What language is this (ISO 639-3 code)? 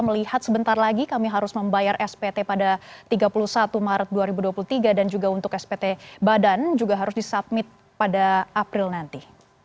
ind